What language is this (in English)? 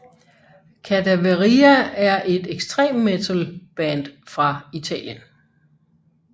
Danish